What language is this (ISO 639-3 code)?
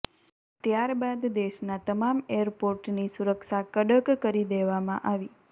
guj